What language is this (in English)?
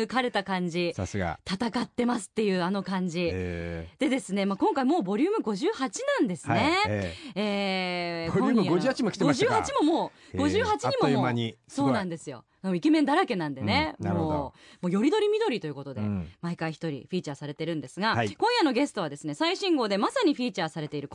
Japanese